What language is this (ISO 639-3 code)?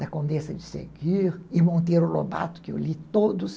por